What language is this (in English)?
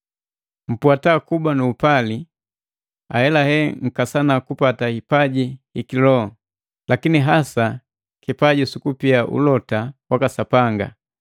Matengo